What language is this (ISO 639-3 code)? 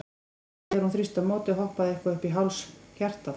isl